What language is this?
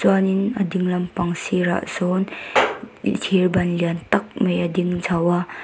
Mizo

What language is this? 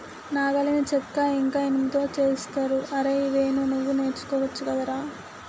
Telugu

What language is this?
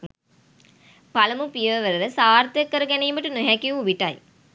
Sinhala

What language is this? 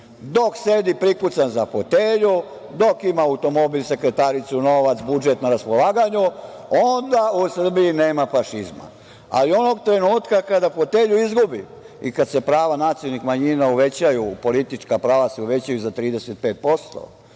Serbian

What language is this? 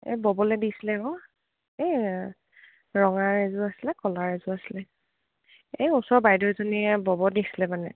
Assamese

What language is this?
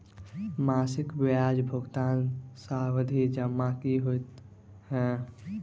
Maithili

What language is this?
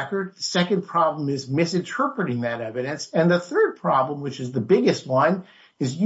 English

